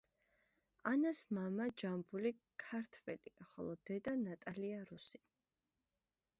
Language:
Georgian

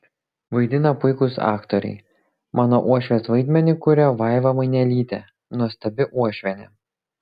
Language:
Lithuanian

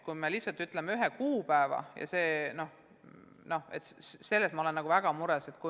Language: Estonian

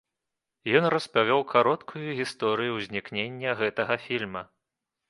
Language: Belarusian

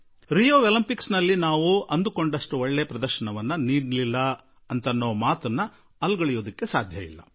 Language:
Kannada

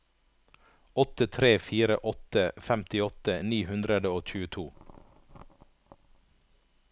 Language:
Norwegian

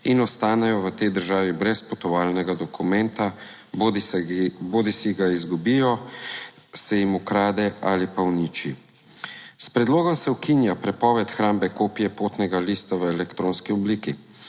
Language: Slovenian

